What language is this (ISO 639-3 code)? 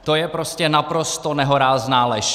ces